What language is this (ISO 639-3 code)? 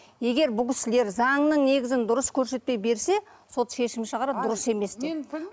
kaz